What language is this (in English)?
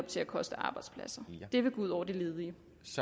Danish